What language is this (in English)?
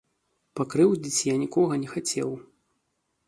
Belarusian